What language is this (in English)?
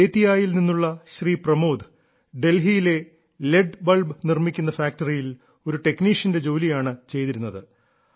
Malayalam